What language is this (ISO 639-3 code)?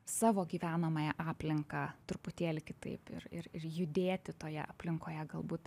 lit